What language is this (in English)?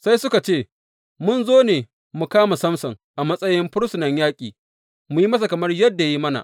Hausa